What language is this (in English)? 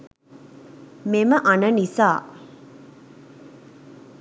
Sinhala